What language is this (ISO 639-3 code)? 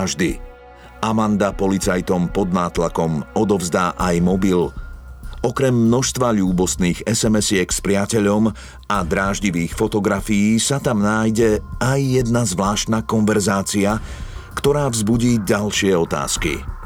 slk